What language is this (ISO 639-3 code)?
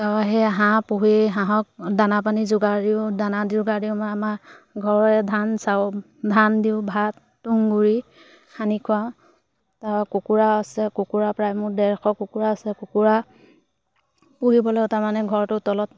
asm